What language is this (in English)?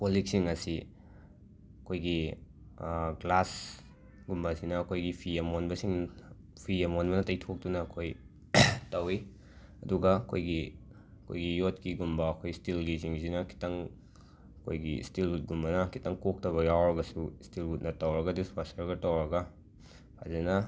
Manipuri